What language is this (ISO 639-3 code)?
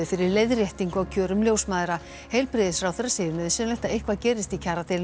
isl